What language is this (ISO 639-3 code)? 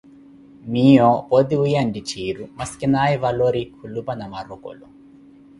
eko